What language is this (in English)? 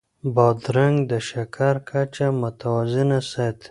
Pashto